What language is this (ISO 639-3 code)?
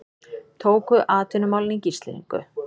isl